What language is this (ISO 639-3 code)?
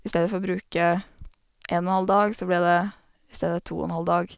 nor